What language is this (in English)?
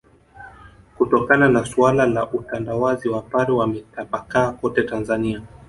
Swahili